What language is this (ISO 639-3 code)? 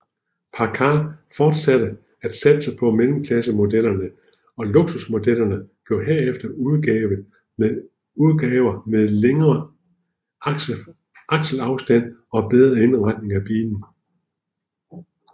dan